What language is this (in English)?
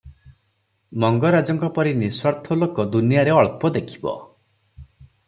Odia